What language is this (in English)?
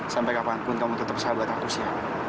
Indonesian